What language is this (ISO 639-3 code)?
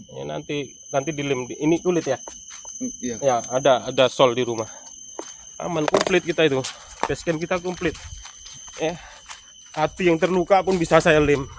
ind